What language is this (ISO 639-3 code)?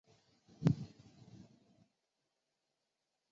zho